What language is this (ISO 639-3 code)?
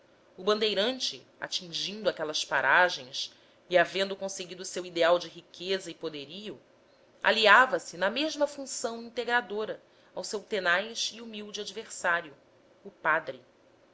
por